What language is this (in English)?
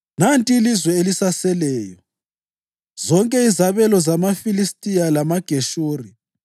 North Ndebele